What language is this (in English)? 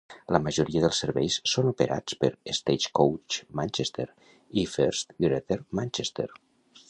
Catalan